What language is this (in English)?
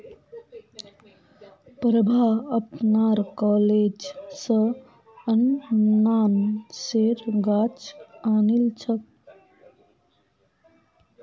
Magahi